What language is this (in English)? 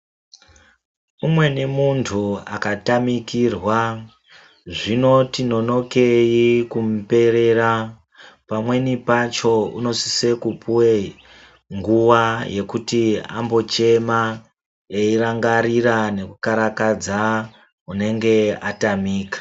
Ndau